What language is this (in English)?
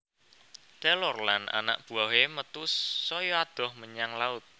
Javanese